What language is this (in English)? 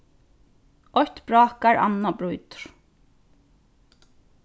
Faroese